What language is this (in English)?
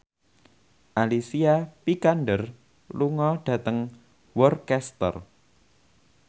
Javanese